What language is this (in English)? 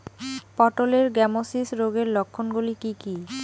Bangla